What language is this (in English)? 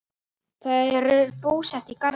Icelandic